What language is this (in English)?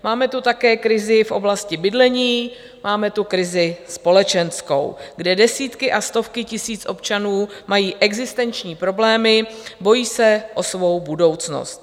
Czech